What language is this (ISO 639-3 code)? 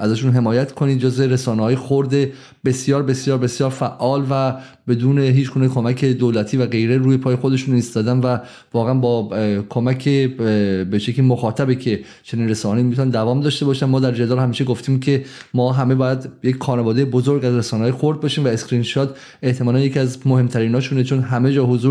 fas